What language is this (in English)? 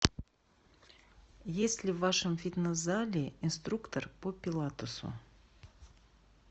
Russian